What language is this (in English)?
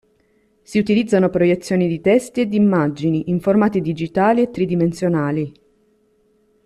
Italian